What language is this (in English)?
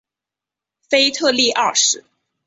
Chinese